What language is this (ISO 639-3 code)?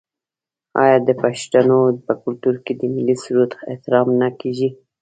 pus